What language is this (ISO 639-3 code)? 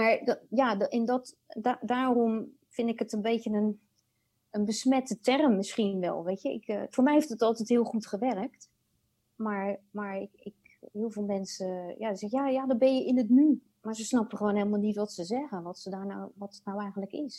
nld